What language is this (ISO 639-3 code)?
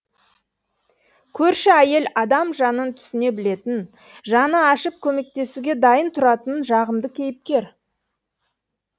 kaz